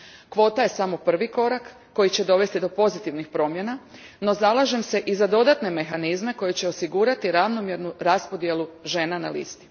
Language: Croatian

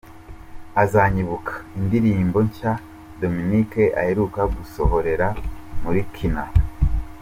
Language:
Kinyarwanda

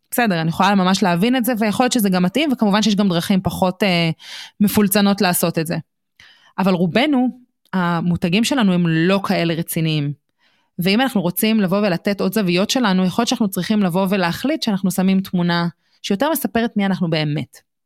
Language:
Hebrew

